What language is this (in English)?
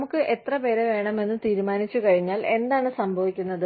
Malayalam